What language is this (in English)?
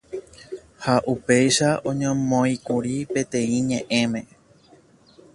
Guarani